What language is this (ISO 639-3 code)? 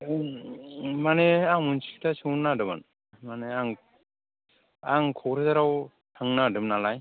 brx